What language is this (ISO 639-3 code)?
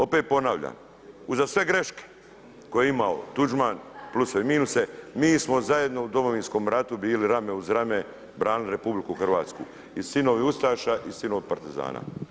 hrv